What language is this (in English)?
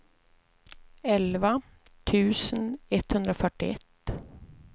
Swedish